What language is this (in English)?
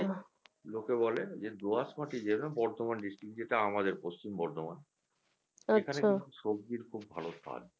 Bangla